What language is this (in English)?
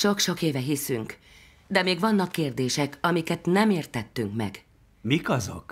Hungarian